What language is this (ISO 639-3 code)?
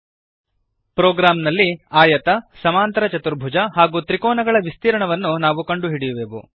kan